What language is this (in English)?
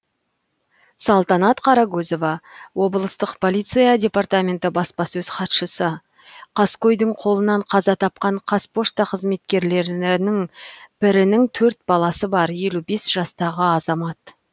Kazakh